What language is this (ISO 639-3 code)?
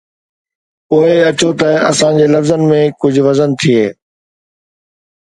snd